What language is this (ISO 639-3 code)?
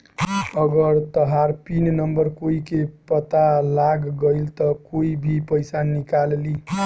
bho